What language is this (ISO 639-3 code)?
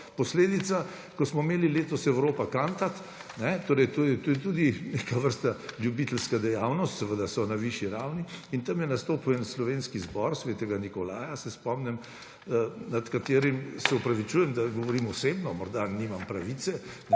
slv